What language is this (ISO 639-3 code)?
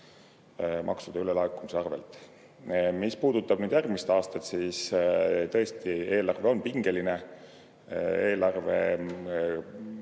est